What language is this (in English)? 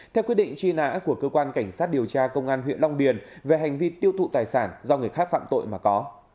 Vietnamese